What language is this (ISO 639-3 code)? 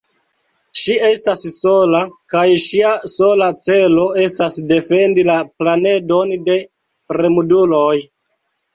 epo